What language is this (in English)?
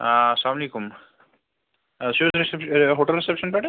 Kashmiri